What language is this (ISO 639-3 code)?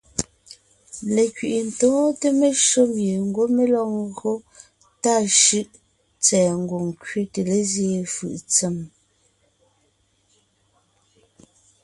nnh